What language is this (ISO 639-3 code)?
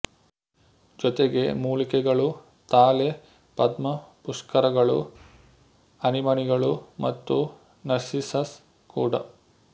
kan